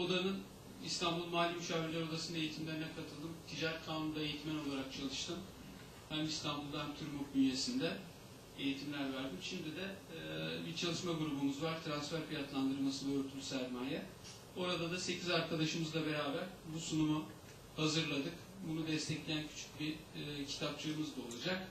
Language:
Turkish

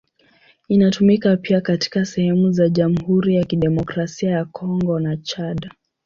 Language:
Swahili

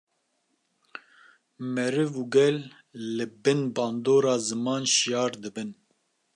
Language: Kurdish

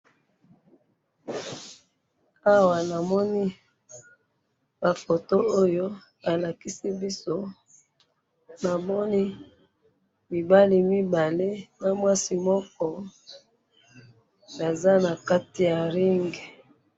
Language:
Lingala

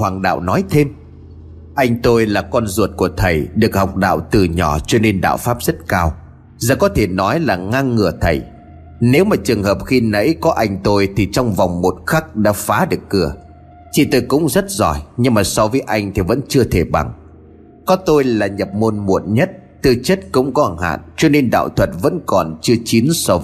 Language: Vietnamese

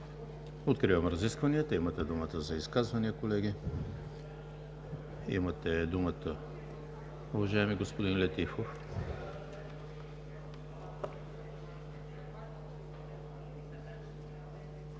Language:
Bulgarian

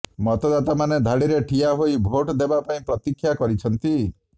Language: Odia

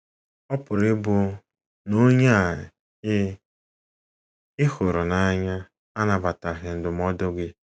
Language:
Igbo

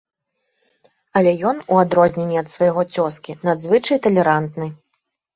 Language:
Belarusian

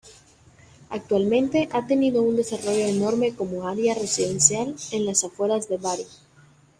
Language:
Spanish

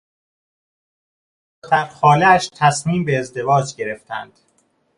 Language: Persian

